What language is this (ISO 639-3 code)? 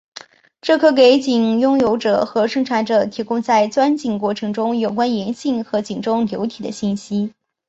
zho